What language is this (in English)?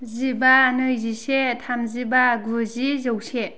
Bodo